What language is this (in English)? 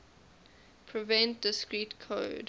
English